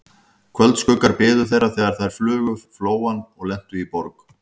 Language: Icelandic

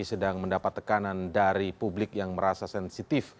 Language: Indonesian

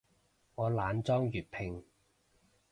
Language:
Cantonese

